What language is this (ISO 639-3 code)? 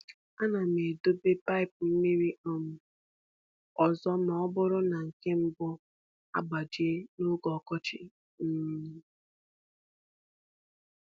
ibo